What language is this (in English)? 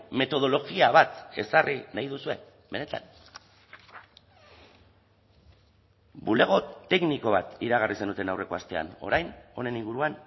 Basque